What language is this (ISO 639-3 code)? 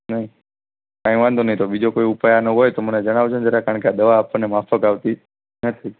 guj